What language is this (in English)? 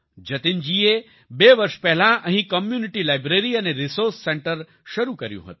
Gujarati